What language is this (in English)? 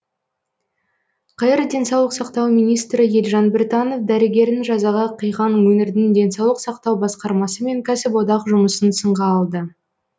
Kazakh